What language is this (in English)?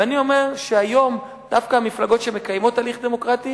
Hebrew